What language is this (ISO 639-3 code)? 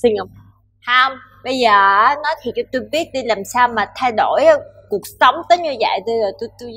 vie